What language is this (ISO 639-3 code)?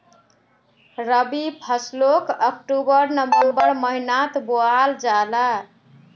mag